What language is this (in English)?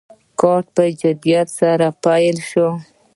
Pashto